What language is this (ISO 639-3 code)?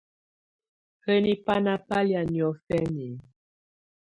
tvu